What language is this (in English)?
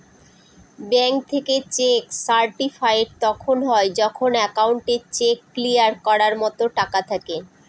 Bangla